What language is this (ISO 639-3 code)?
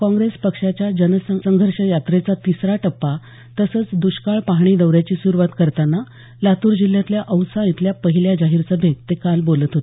mar